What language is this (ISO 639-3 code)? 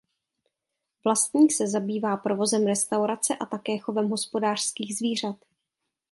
ces